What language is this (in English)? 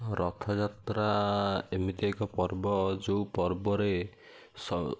Odia